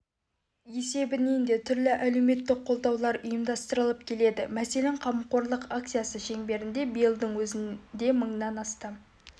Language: Kazakh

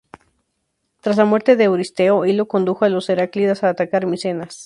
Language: Spanish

